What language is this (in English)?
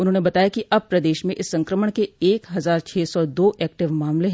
Hindi